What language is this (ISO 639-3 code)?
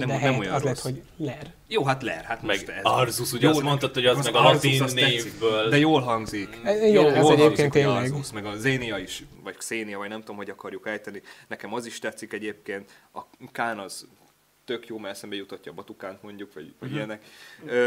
hun